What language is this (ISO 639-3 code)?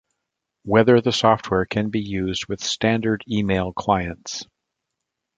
eng